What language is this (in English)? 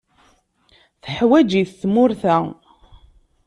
Kabyle